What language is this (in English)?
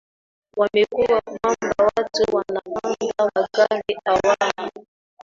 Swahili